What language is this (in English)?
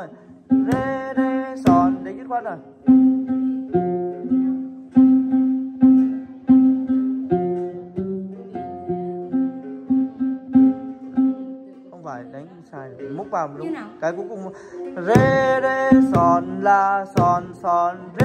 Vietnamese